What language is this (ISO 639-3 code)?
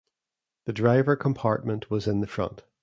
eng